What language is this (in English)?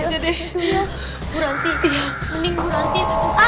Indonesian